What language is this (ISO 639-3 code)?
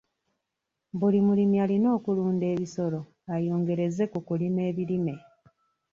lug